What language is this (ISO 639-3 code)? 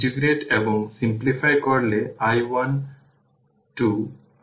ben